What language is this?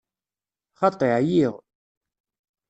Kabyle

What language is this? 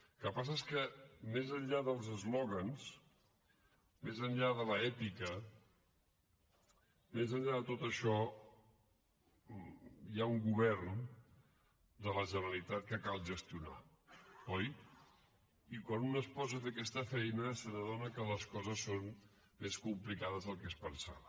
Catalan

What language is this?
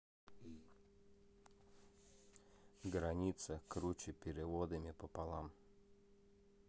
Russian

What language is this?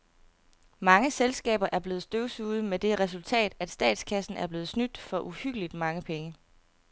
Danish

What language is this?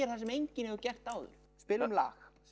Icelandic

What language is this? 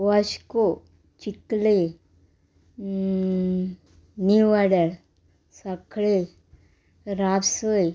Konkani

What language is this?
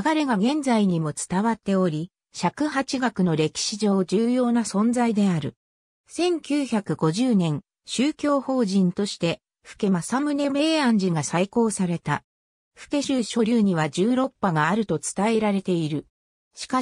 Japanese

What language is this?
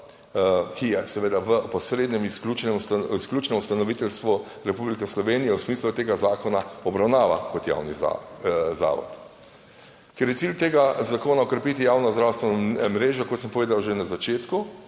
Slovenian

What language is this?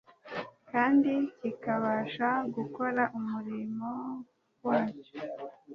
Kinyarwanda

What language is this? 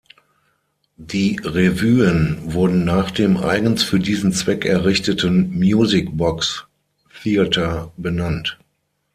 German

